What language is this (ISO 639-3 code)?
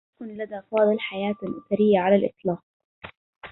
ara